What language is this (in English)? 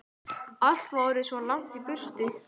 Icelandic